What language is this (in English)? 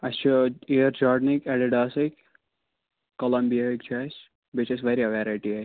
Kashmiri